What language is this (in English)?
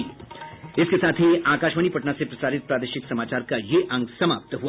Hindi